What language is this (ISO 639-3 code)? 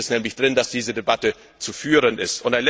deu